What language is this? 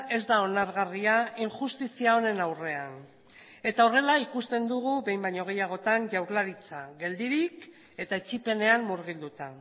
Basque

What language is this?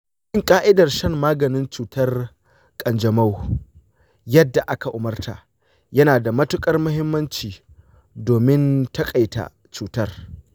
Hausa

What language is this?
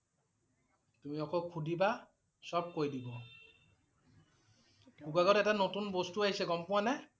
Assamese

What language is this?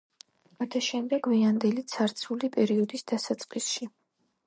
Georgian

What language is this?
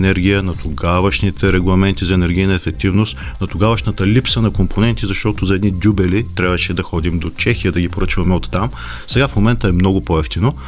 Bulgarian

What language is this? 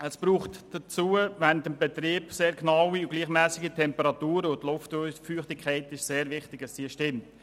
Swiss German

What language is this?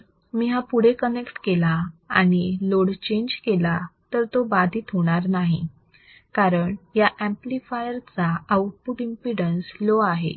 Marathi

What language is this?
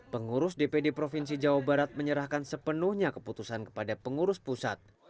Indonesian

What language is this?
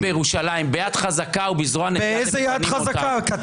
Hebrew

